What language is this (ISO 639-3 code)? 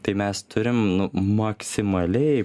lit